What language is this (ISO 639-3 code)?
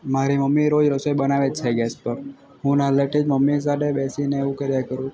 guj